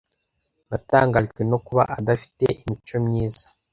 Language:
Kinyarwanda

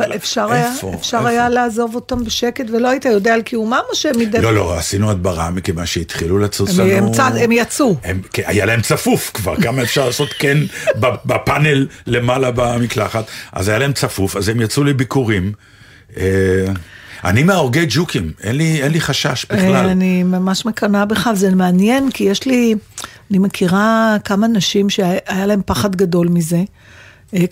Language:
Hebrew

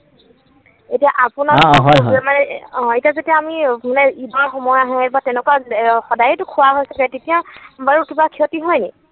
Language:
Assamese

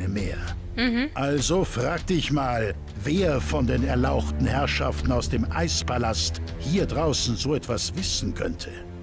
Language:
German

